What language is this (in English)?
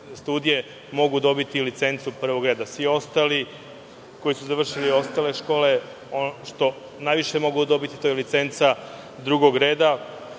Serbian